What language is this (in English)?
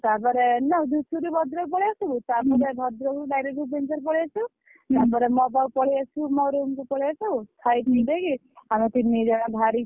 Odia